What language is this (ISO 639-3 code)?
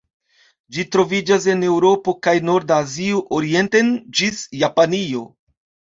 epo